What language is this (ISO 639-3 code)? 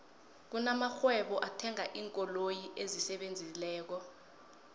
nbl